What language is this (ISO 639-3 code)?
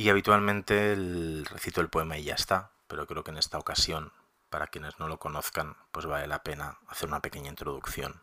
spa